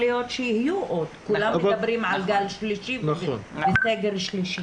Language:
Hebrew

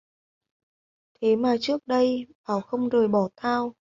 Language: Vietnamese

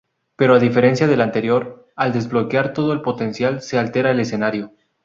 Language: Spanish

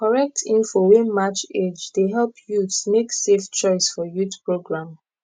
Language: Nigerian Pidgin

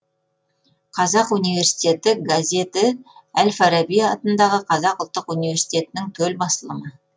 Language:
Kazakh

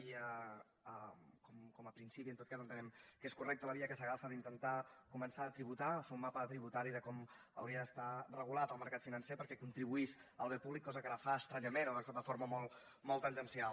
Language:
Catalan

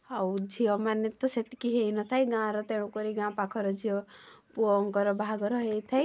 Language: Odia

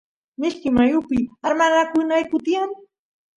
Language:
Santiago del Estero Quichua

